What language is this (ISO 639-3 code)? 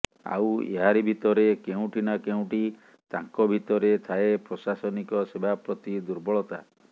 ori